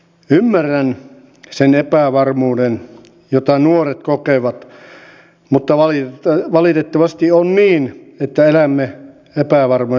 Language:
Finnish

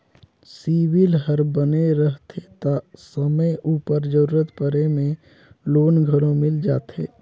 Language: Chhattisgarhi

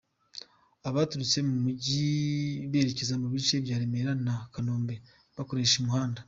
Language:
Kinyarwanda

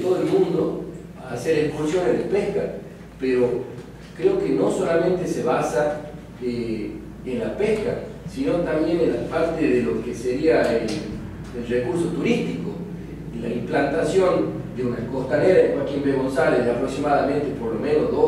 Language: Spanish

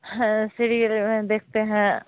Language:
Hindi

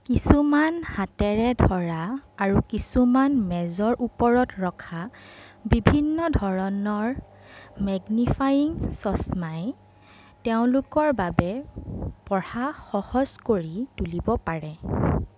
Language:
Assamese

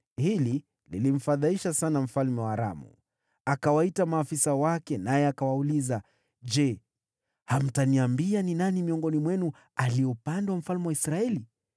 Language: Swahili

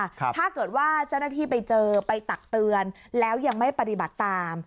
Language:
Thai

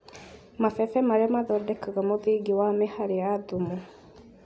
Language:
Kikuyu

